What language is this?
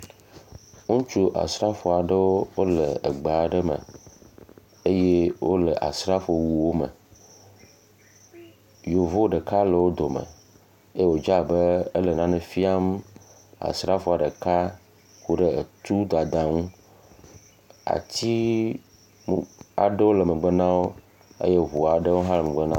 Ewe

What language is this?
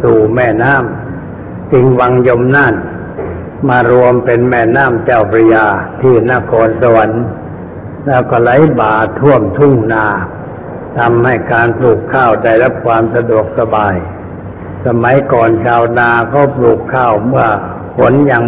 Thai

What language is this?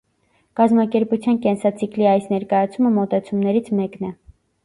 Armenian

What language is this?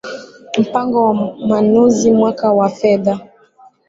Swahili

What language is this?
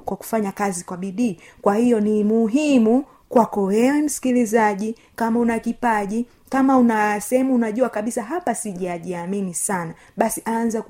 Swahili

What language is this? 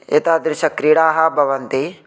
Sanskrit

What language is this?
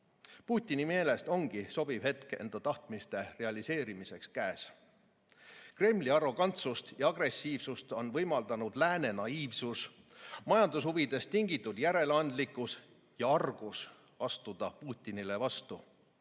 Estonian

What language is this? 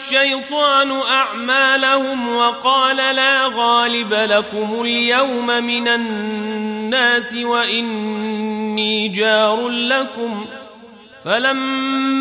Arabic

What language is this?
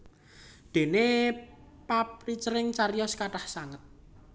Javanese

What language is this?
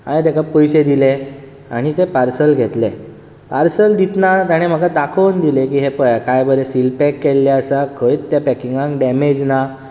Konkani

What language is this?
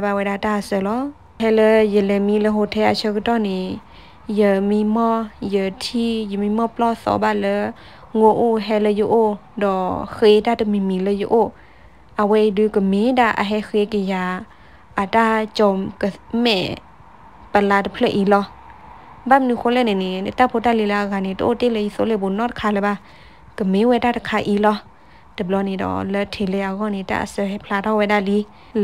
Thai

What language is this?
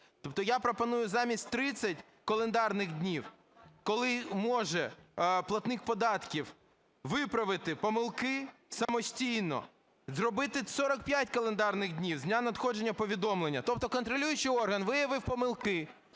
Ukrainian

